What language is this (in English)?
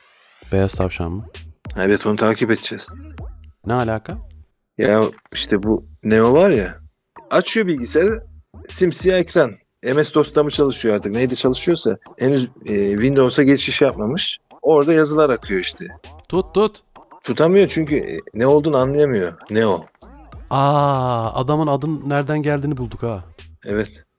Turkish